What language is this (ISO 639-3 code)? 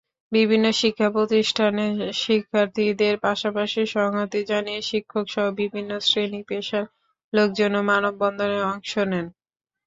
ben